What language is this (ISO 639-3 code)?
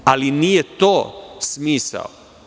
srp